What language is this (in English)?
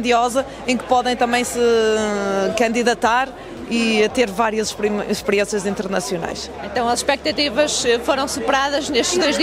Portuguese